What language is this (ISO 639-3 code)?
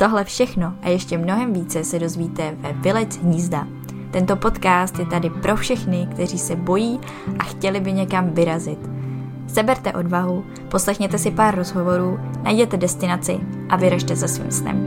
ces